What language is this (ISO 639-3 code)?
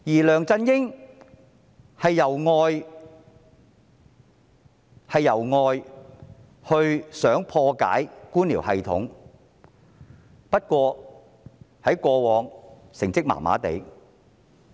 yue